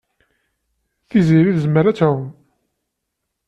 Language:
Kabyle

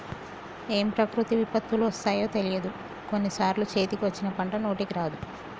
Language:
Telugu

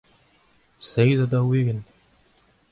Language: Breton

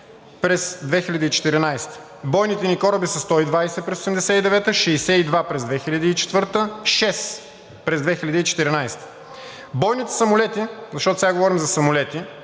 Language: Bulgarian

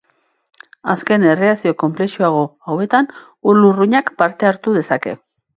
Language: Basque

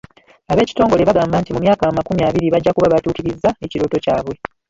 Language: Ganda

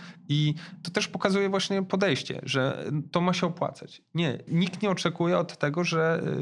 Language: Polish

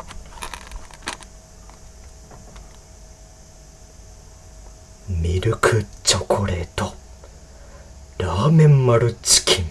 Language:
Japanese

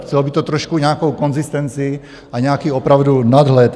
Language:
Czech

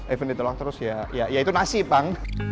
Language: Indonesian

